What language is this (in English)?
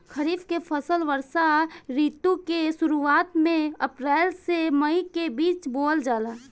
Bhojpuri